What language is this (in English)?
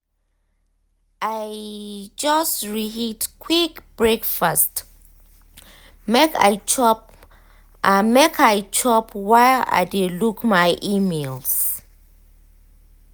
Nigerian Pidgin